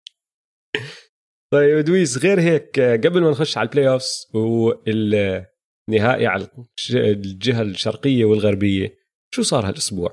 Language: Arabic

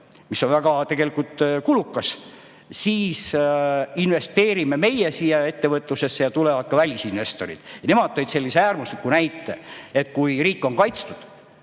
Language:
Estonian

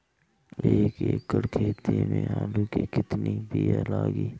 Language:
Bhojpuri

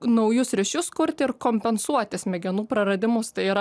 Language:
Lithuanian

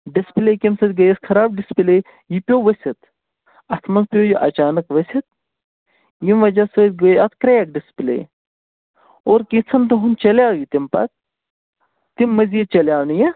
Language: Kashmiri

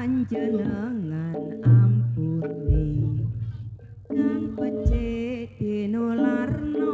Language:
Indonesian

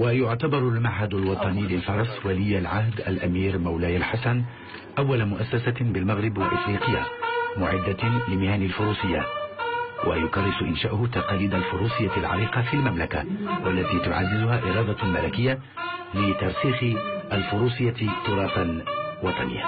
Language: Arabic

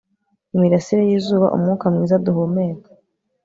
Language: Kinyarwanda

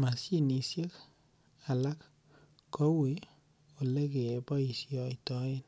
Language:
Kalenjin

